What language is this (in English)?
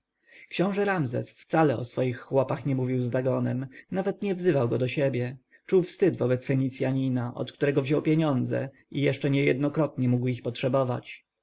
Polish